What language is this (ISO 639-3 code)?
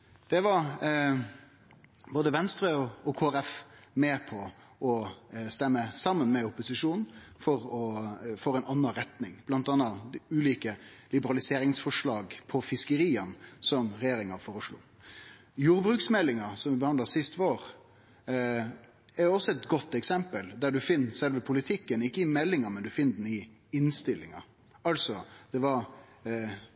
nno